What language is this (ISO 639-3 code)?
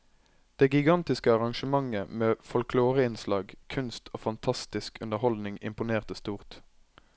nor